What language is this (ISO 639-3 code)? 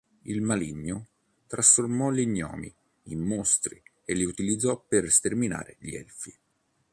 ita